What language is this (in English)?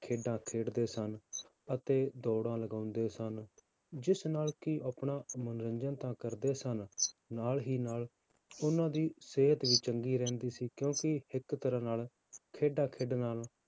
Punjabi